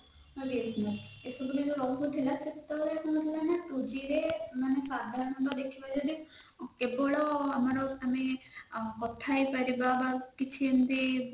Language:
Odia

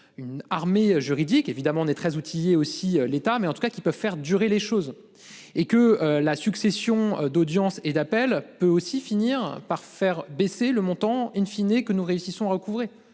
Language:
French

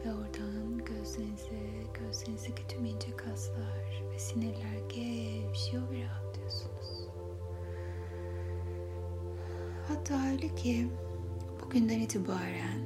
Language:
Turkish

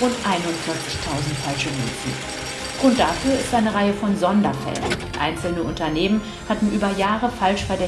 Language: German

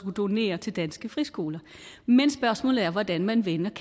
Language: Danish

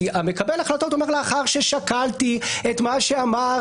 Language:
Hebrew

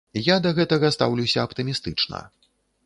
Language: Belarusian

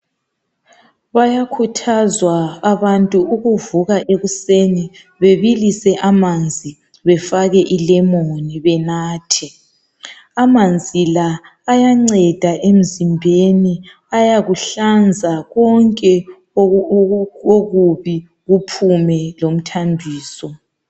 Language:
North Ndebele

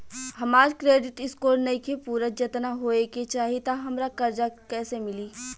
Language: Bhojpuri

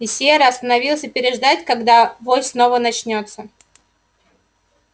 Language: Russian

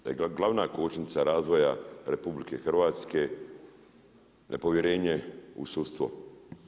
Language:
Croatian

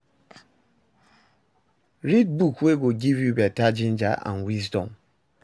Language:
Nigerian Pidgin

